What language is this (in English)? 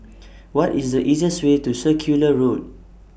English